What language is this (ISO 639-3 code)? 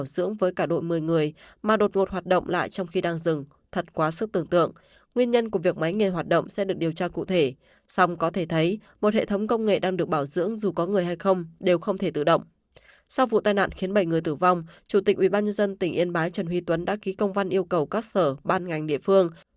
vie